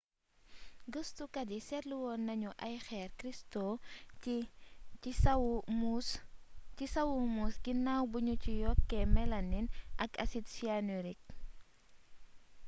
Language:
Wolof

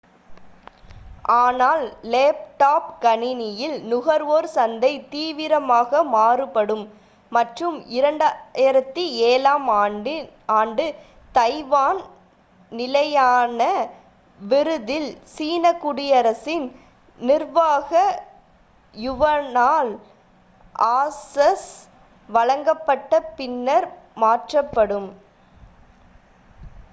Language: Tamil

